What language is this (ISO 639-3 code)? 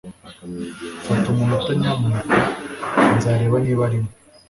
kin